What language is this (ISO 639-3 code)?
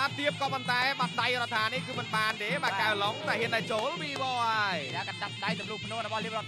tha